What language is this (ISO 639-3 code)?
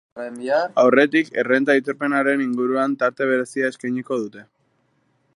eus